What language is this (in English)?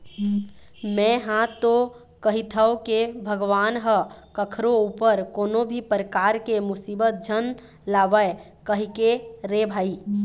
Chhattisgarhi